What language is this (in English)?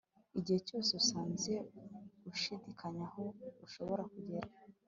Kinyarwanda